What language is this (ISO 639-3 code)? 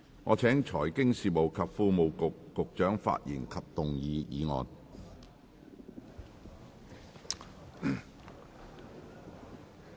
yue